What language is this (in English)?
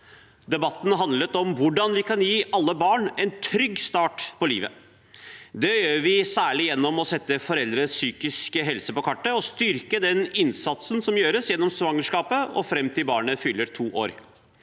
Norwegian